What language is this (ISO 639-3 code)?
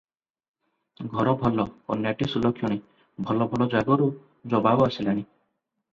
ori